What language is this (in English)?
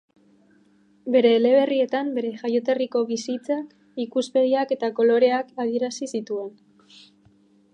Basque